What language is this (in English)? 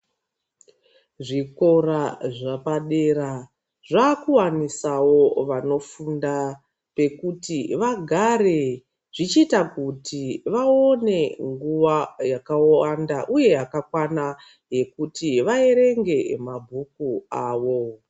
Ndau